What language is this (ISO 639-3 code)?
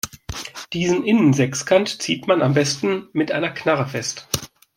deu